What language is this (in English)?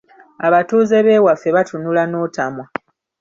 Ganda